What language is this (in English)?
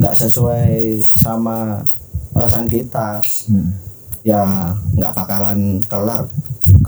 Indonesian